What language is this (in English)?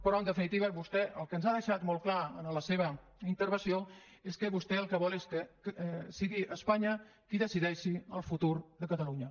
Catalan